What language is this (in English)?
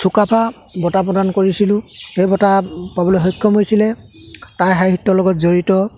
Assamese